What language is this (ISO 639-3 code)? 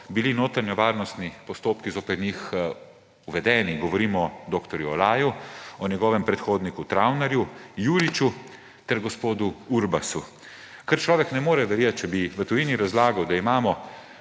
slv